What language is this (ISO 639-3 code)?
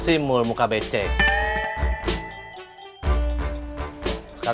ind